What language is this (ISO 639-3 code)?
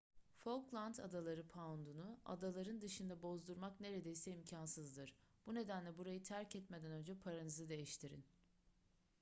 tur